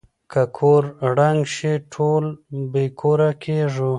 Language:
Pashto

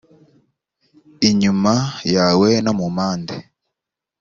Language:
Kinyarwanda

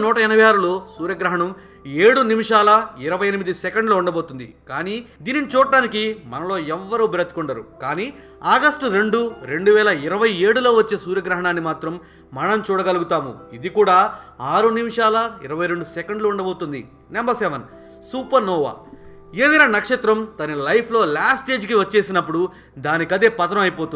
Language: Hindi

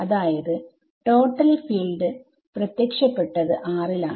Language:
Malayalam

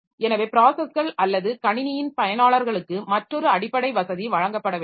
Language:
Tamil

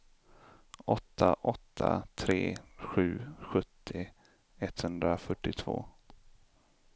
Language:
Swedish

